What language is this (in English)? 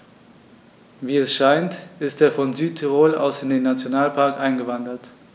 German